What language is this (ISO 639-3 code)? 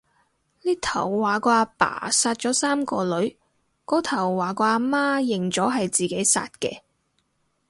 yue